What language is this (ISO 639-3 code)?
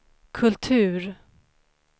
swe